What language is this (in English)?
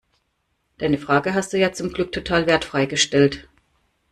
German